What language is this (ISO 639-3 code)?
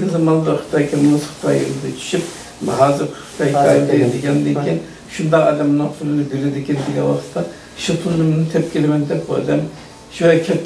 tur